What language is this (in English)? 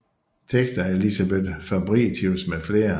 Danish